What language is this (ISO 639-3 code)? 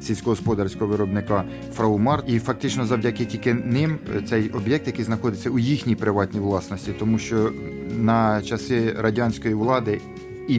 ukr